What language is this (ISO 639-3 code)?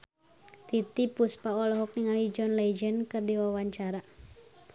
sun